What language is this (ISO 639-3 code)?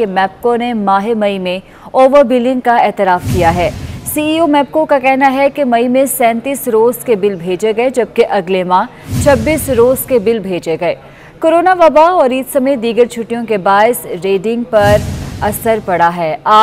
hin